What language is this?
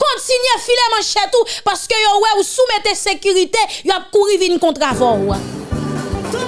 French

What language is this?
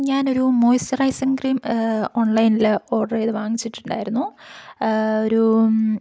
Malayalam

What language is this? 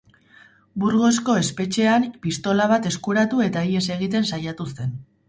Basque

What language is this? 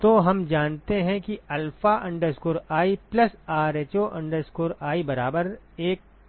Hindi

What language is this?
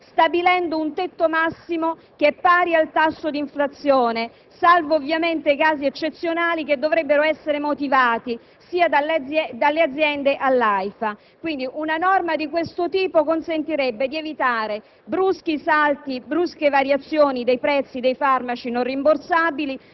Italian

